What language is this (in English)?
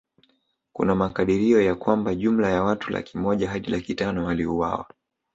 Swahili